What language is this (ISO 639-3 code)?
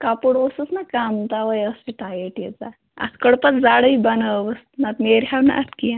kas